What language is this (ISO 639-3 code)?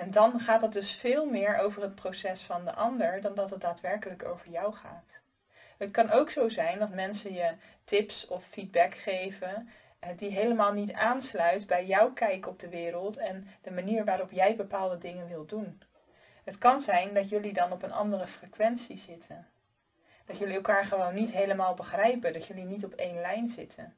nld